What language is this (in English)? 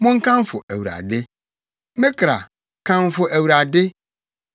Akan